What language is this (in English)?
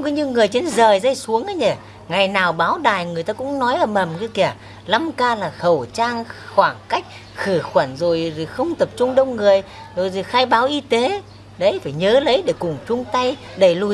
Vietnamese